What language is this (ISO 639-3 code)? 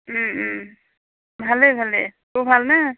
asm